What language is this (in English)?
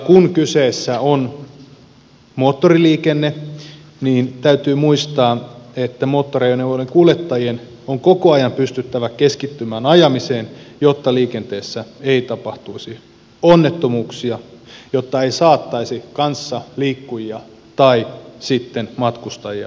Finnish